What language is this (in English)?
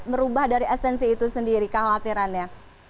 Indonesian